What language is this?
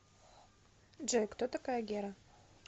Russian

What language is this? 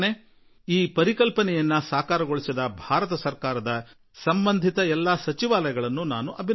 Kannada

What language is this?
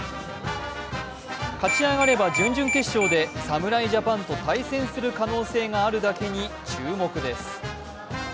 Japanese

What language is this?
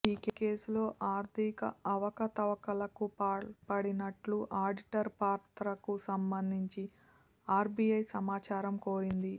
Telugu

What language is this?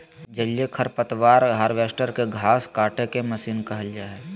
Magahi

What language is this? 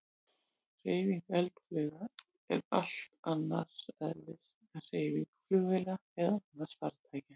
Icelandic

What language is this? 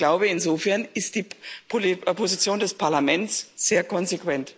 German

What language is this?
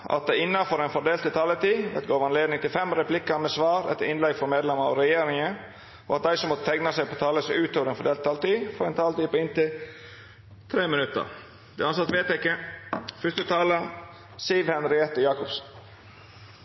Norwegian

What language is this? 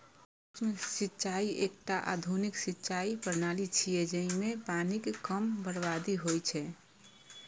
Maithili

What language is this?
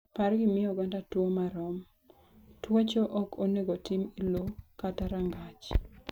Luo (Kenya and Tanzania)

